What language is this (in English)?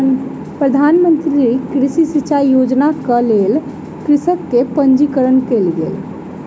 Maithili